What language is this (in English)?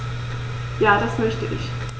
German